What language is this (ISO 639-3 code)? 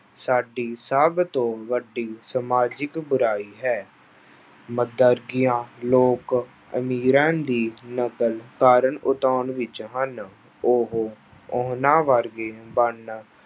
pan